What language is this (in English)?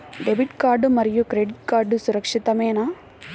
Telugu